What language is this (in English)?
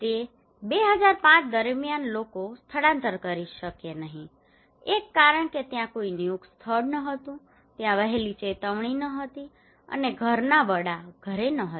Gujarati